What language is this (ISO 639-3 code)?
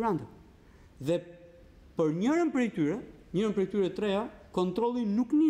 ron